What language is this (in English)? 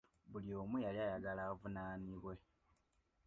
Ganda